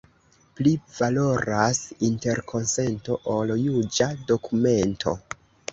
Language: Esperanto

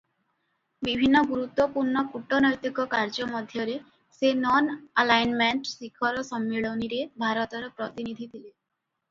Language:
Odia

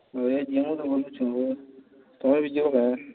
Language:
Odia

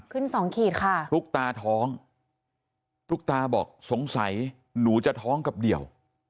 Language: Thai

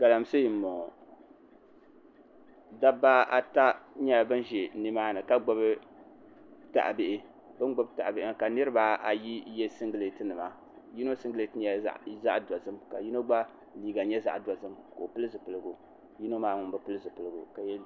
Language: Dagbani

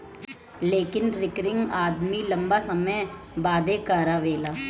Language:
Bhojpuri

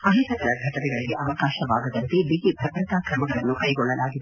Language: Kannada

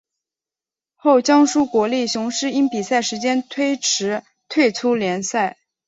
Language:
Chinese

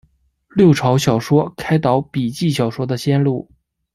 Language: Chinese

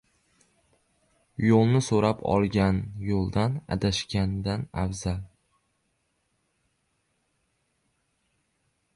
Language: Uzbek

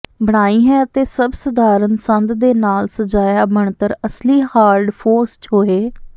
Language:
Punjabi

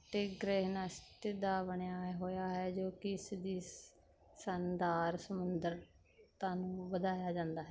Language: Punjabi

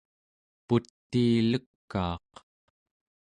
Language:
Central Yupik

